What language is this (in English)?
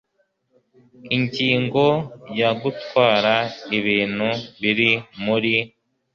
Kinyarwanda